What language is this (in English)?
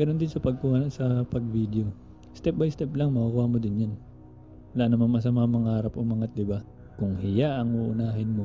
Filipino